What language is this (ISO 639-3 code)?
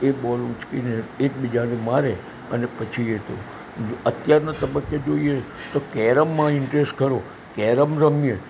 guj